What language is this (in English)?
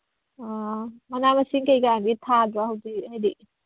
Manipuri